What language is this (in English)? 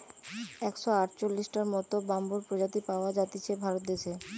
Bangla